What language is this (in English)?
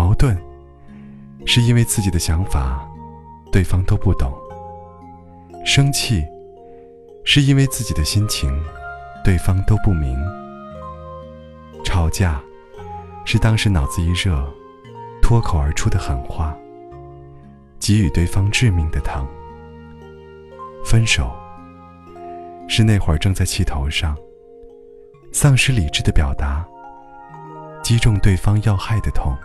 Chinese